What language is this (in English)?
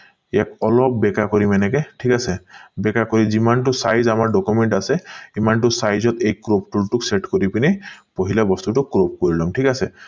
Assamese